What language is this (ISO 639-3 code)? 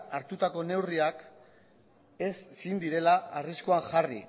eus